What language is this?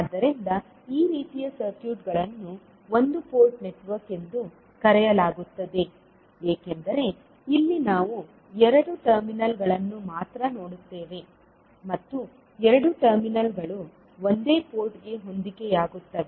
Kannada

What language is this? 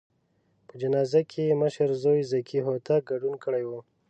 Pashto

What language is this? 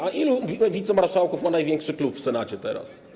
Polish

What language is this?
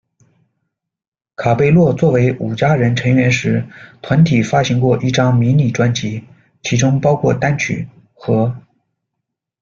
Chinese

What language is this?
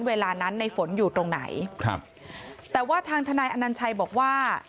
Thai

